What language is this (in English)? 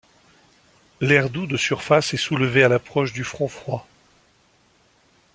French